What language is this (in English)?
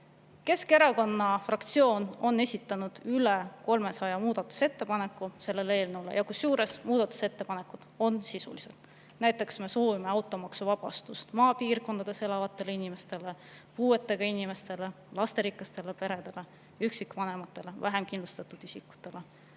Estonian